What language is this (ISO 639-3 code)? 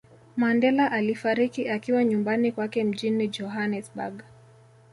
swa